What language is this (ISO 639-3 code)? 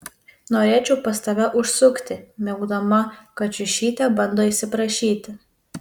lit